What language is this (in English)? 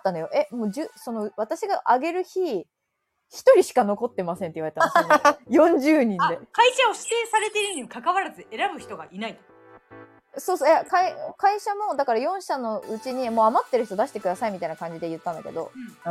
Japanese